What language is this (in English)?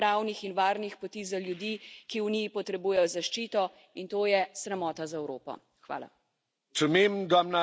Slovenian